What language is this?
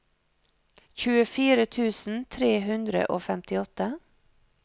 Norwegian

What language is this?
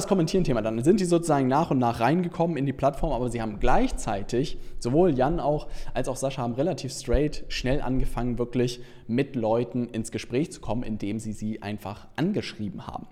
German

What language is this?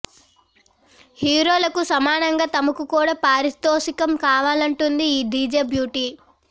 Telugu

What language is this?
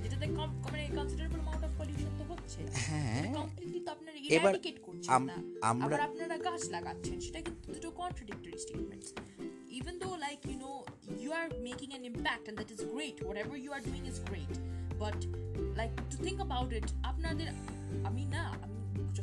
Bangla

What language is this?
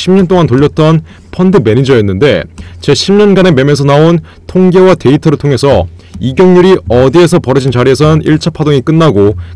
Korean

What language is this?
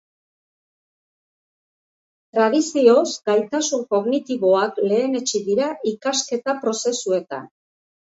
Basque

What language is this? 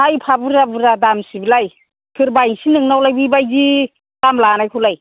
Bodo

